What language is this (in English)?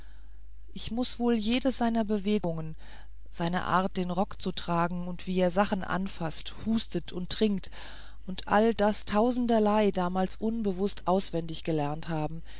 German